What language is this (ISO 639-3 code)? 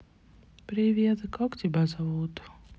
rus